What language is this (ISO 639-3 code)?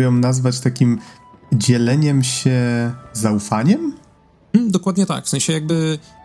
pol